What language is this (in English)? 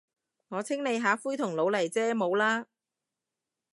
Cantonese